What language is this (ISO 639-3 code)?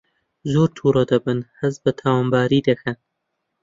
ckb